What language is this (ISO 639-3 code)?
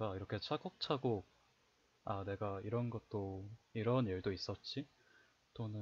kor